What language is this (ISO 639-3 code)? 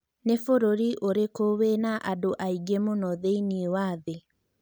kik